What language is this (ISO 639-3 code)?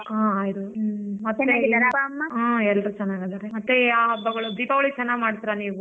kan